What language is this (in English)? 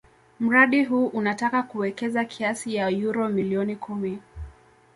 Swahili